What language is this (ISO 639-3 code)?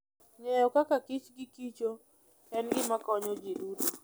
luo